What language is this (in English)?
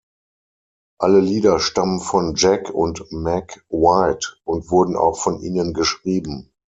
German